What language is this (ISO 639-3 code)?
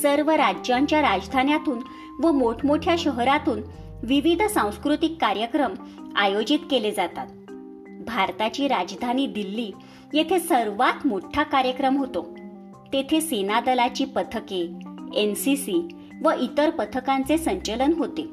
mar